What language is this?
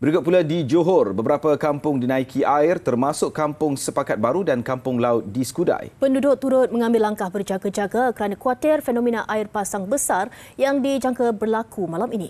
Malay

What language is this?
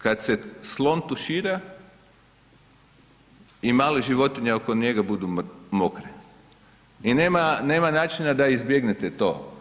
Croatian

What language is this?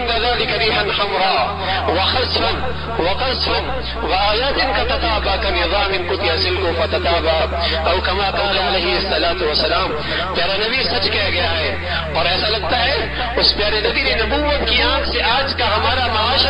Arabic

